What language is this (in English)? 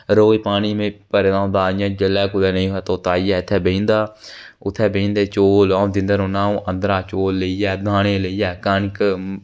Dogri